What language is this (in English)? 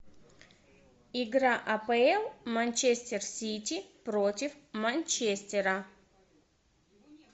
Russian